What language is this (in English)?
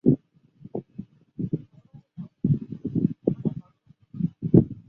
Chinese